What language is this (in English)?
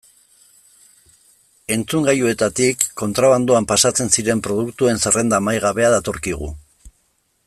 Basque